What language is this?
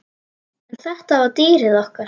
Icelandic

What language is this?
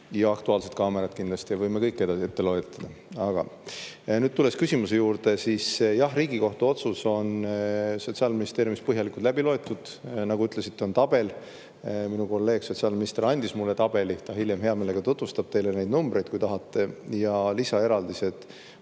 Estonian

